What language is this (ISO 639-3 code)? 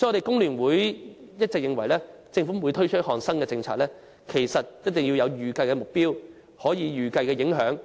yue